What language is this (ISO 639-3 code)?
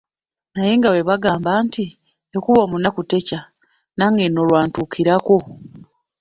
lug